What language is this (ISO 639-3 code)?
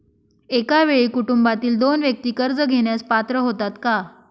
mar